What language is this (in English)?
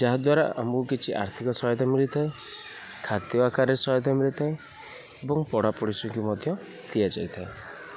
Odia